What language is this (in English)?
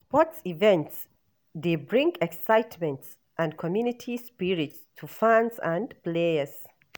Nigerian Pidgin